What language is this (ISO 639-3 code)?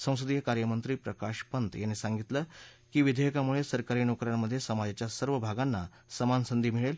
mar